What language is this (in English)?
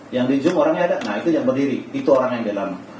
Indonesian